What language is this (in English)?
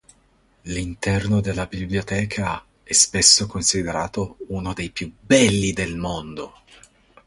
Italian